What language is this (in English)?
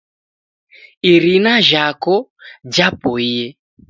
Taita